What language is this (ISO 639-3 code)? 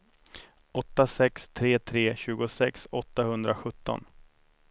swe